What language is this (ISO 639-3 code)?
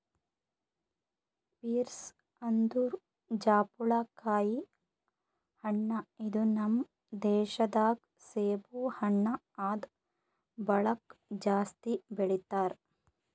kan